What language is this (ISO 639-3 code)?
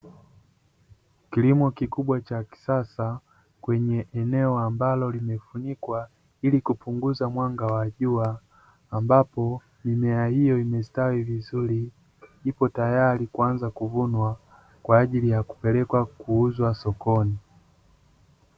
swa